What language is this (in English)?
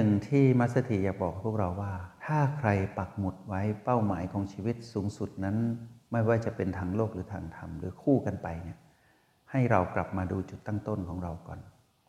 Thai